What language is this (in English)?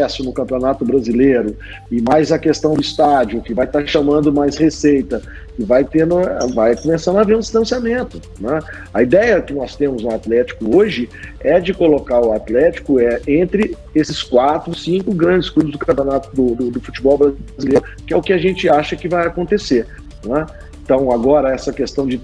Portuguese